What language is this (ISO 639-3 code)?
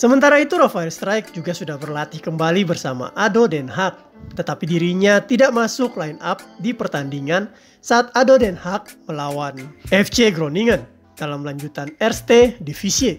ind